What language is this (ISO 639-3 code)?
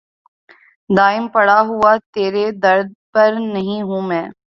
urd